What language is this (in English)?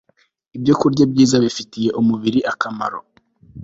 Kinyarwanda